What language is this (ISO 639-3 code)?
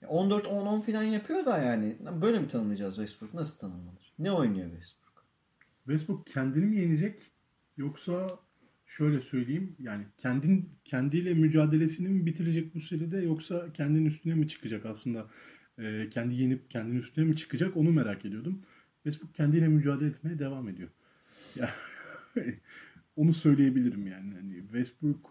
tur